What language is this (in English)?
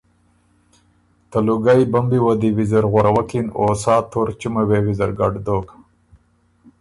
Ormuri